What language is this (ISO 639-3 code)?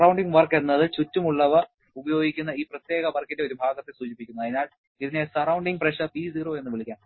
mal